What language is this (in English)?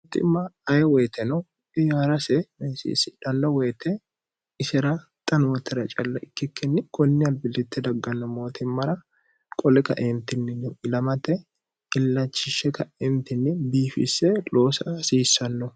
Sidamo